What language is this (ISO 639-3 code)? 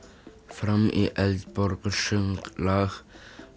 isl